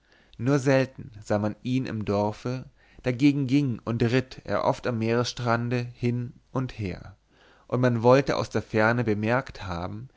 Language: German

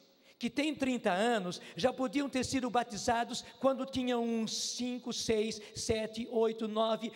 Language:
Portuguese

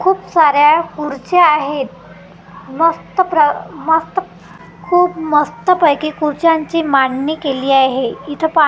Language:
Marathi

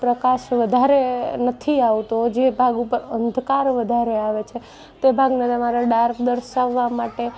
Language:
Gujarati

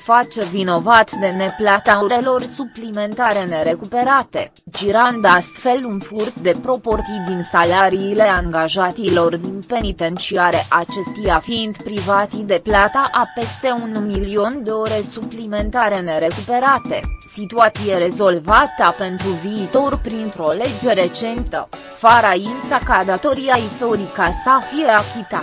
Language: Romanian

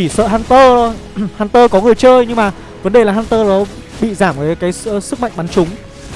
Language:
Vietnamese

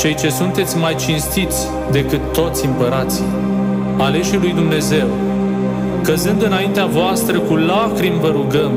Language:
Romanian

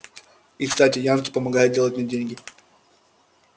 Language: Russian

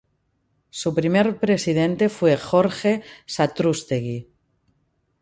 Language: Spanish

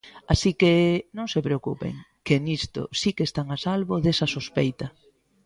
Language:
Galician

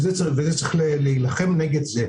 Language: Hebrew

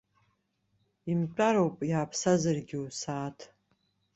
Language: Abkhazian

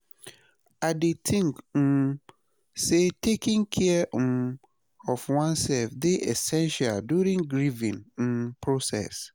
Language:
Nigerian Pidgin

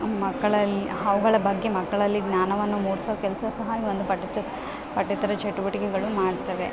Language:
Kannada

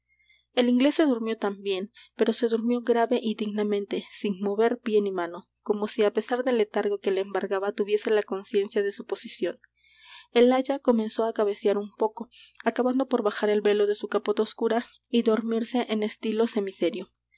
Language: Spanish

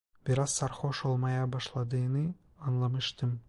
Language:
Turkish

